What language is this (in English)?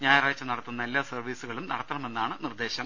Malayalam